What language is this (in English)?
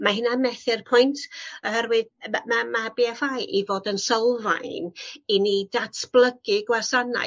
Welsh